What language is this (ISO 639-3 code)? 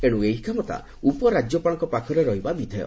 ori